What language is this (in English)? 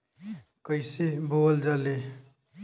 Bhojpuri